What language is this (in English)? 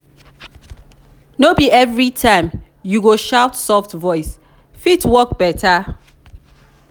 Nigerian Pidgin